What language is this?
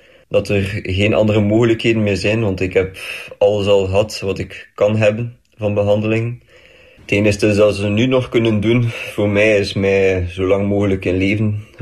Dutch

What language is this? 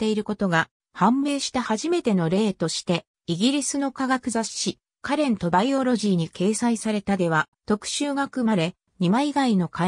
Japanese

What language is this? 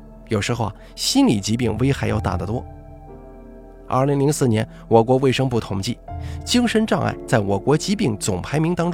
Chinese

